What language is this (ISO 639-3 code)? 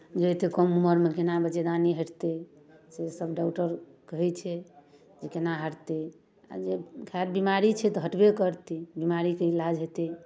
mai